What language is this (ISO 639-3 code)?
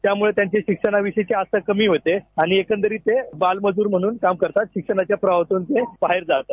mar